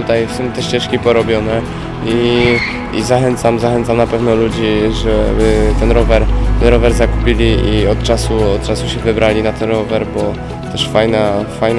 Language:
Polish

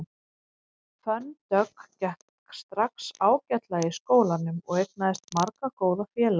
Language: Icelandic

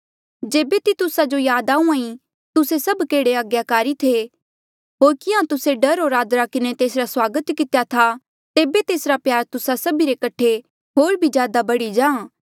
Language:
Mandeali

